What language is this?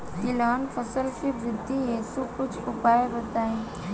Bhojpuri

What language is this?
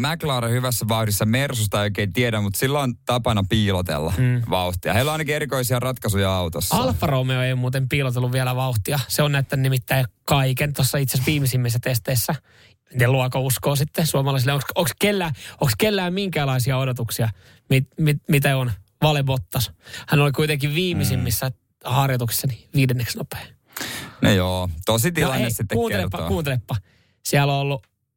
Finnish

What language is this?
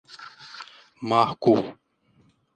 Portuguese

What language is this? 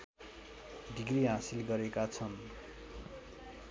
Nepali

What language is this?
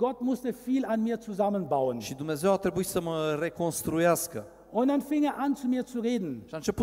Romanian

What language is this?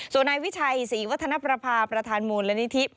Thai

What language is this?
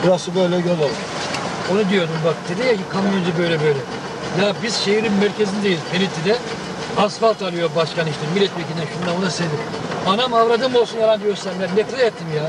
Turkish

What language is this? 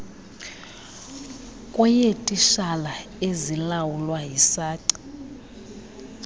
Xhosa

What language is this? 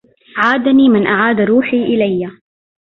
Arabic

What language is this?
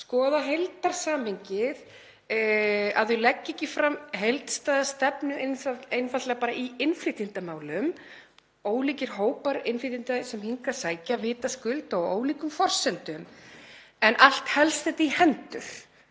Icelandic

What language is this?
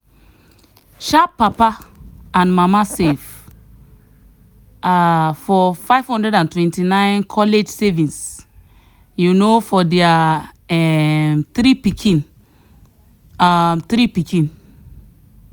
Nigerian Pidgin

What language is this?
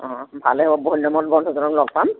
Assamese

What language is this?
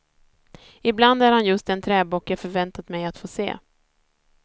Swedish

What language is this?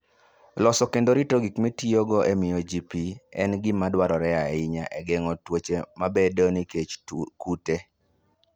Luo (Kenya and Tanzania)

